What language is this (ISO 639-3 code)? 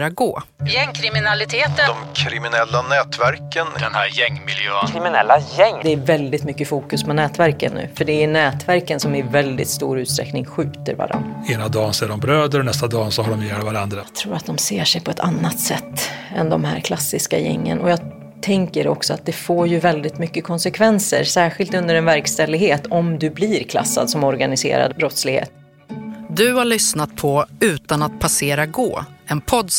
swe